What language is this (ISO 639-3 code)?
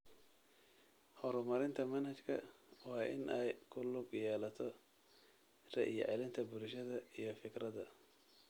som